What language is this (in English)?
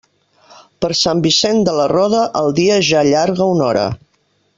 Catalan